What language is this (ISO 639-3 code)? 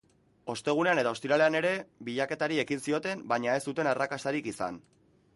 eus